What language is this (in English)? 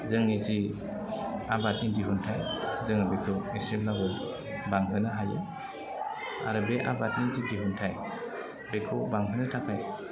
Bodo